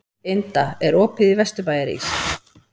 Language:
Icelandic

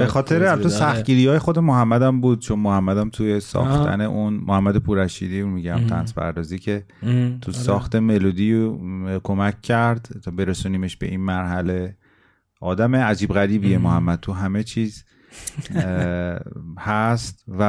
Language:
Persian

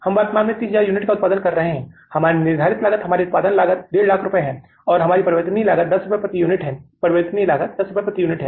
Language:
Hindi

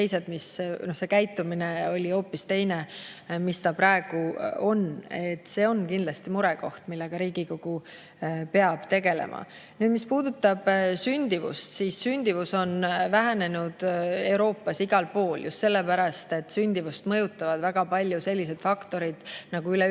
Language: Estonian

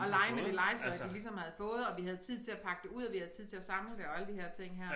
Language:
Danish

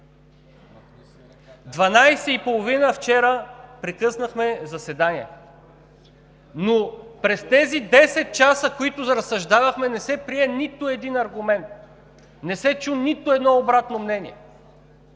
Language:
Bulgarian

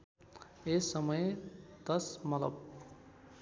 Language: Nepali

